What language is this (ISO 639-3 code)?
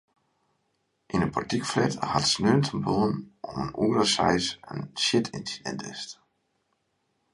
fry